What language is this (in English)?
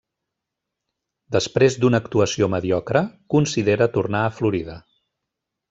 Catalan